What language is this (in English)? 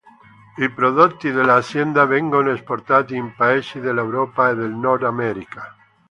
Italian